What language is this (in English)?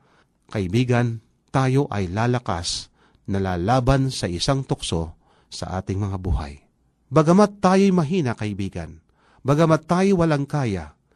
Filipino